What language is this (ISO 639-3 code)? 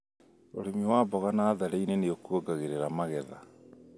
kik